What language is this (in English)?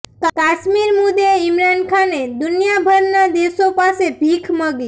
Gujarati